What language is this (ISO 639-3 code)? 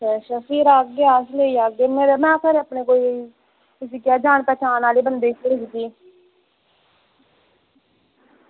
doi